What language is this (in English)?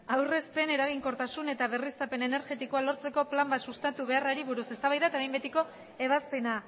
Basque